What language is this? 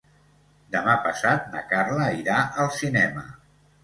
Catalan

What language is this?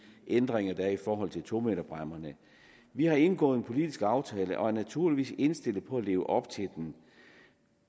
Danish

